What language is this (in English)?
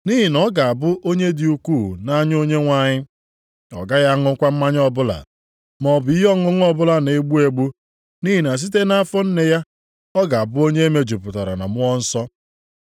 Igbo